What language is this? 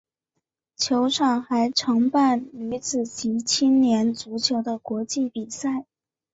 Chinese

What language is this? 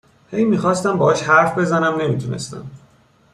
Persian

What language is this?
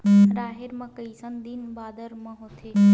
Chhattisgarhi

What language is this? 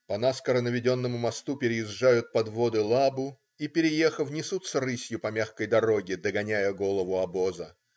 Russian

